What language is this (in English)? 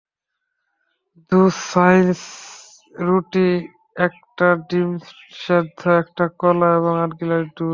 Bangla